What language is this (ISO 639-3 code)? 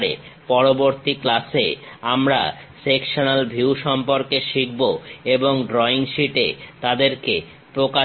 ben